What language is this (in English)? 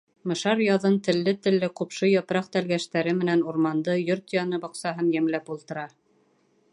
Bashkir